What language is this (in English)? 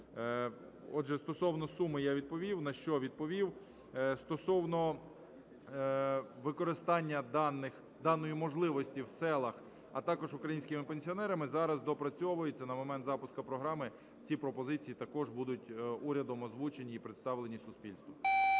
Ukrainian